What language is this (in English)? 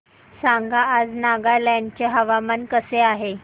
Marathi